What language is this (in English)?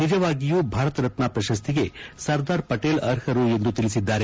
Kannada